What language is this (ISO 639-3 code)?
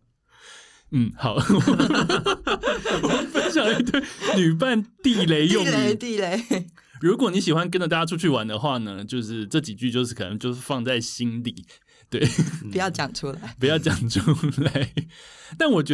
zho